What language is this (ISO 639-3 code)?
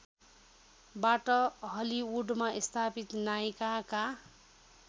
nep